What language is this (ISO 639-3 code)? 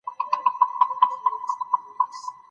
pus